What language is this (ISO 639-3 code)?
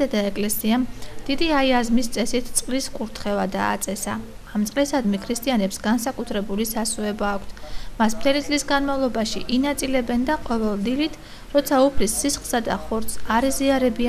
deu